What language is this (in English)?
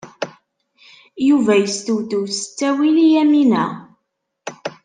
Kabyle